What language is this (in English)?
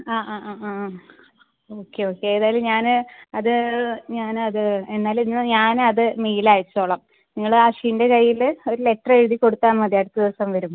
Malayalam